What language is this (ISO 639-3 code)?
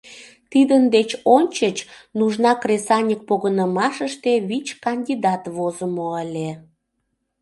chm